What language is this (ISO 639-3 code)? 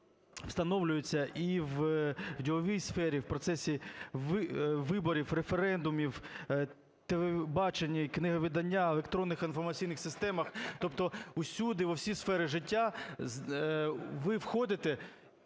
ukr